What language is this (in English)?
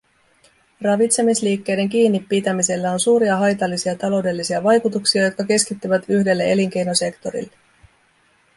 Finnish